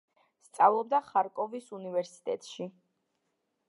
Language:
Georgian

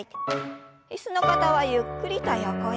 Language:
Japanese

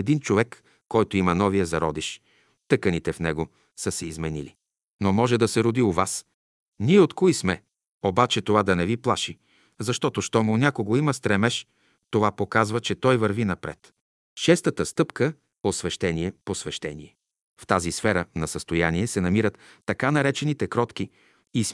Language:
Bulgarian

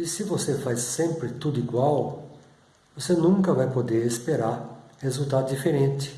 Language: Portuguese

